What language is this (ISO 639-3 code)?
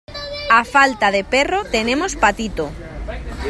spa